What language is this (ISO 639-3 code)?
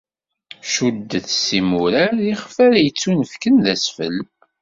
kab